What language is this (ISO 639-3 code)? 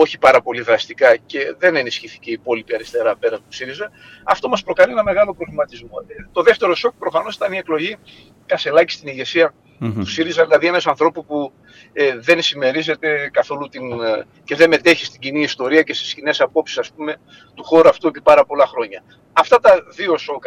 ell